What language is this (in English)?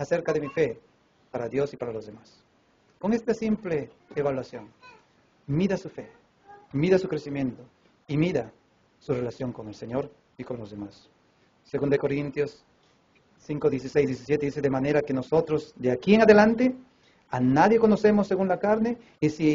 Spanish